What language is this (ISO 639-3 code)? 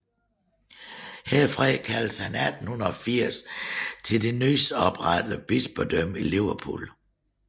dan